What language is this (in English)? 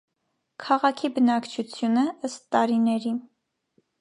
Armenian